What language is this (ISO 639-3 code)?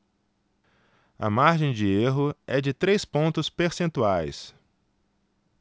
por